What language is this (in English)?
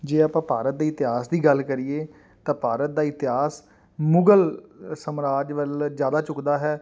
Punjabi